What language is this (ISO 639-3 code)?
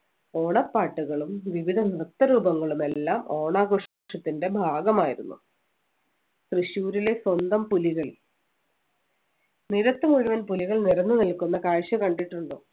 mal